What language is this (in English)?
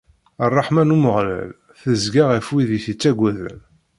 Kabyle